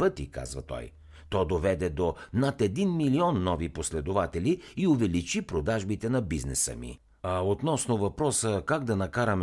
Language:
Bulgarian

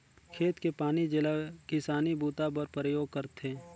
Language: Chhattisgarhi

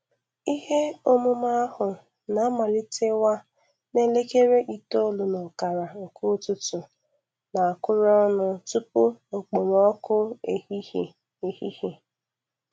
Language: Igbo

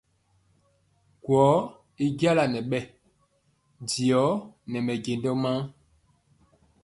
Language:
Mpiemo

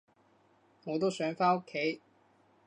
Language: Cantonese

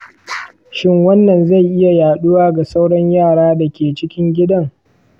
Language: Hausa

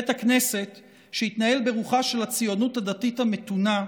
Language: Hebrew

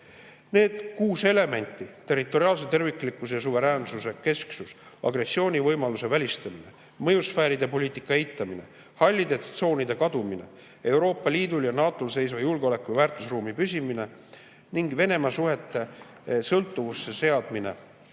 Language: Estonian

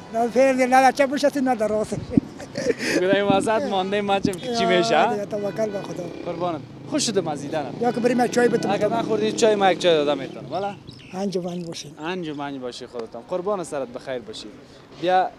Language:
Persian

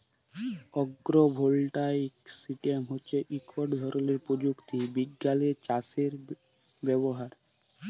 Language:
Bangla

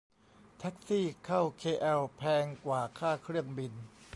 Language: Thai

